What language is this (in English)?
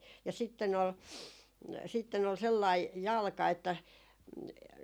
Finnish